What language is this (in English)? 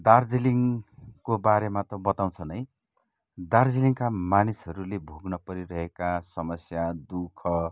Nepali